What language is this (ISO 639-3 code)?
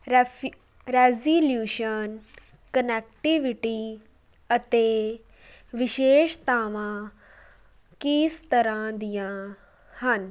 pan